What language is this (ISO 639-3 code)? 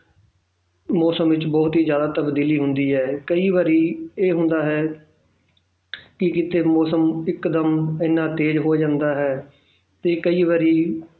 pan